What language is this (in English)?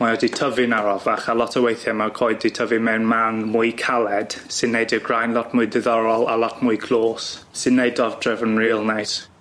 Welsh